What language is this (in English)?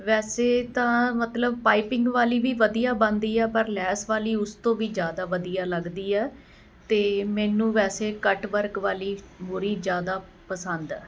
Punjabi